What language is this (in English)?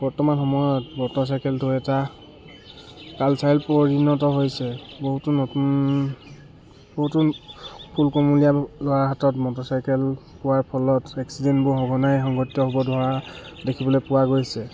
Assamese